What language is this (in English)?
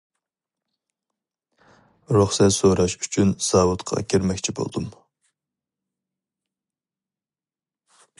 Uyghur